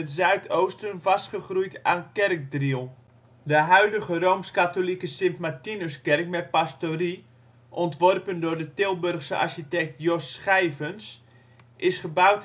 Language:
Dutch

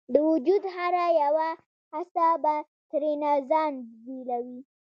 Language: Pashto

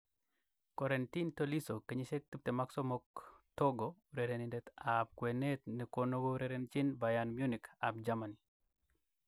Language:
Kalenjin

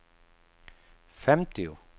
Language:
Swedish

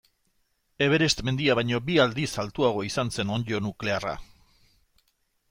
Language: Basque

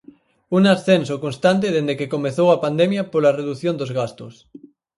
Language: Galician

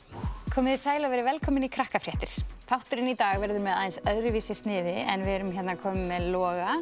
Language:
Icelandic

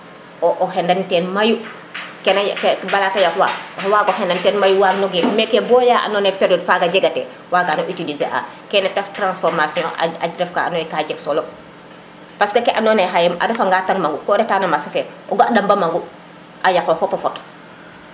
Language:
Serer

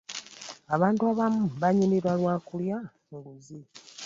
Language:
Ganda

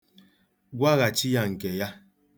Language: Igbo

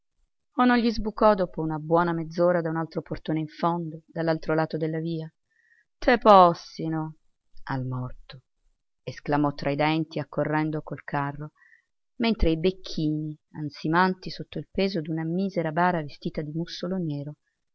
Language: Italian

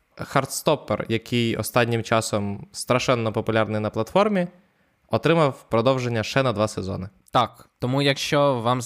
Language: Ukrainian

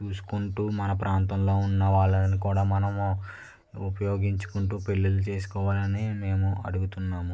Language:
Telugu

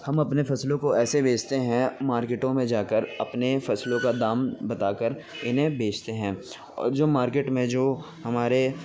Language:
Urdu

